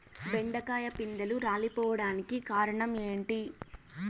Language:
Telugu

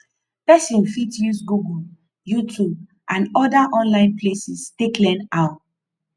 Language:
Nigerian Pidgin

